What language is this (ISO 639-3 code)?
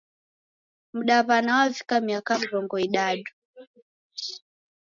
dav